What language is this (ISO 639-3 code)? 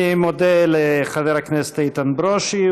heb